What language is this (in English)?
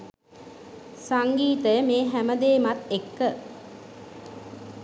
Sinhala